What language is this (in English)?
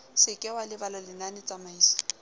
Southern Sotho